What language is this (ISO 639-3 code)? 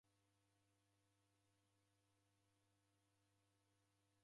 dav